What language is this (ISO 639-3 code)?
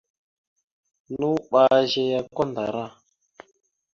mxu